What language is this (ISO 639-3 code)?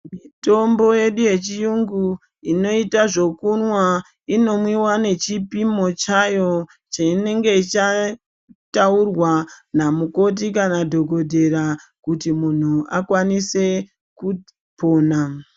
ndc